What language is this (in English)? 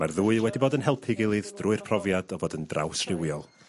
Welsh